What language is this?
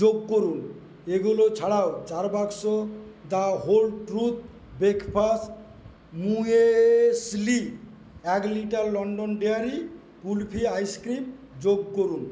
Bangla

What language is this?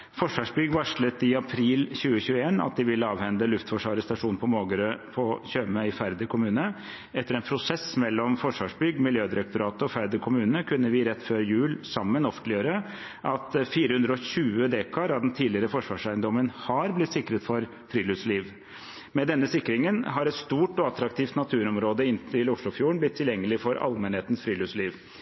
Norwegian Bokmål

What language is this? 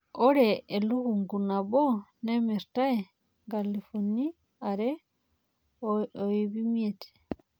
Masai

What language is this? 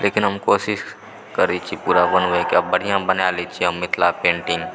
Maithili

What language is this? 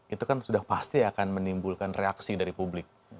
Indonesian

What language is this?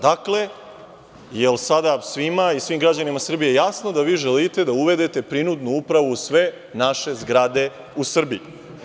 Serbian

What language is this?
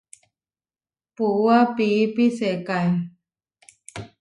Huarijio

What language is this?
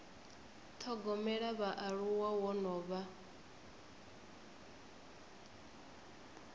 Venda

